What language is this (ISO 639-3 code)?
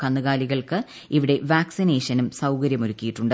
mal